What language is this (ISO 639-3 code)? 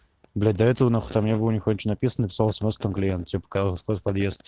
rus